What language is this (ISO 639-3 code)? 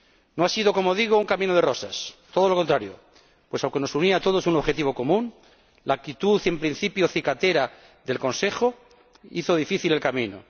spa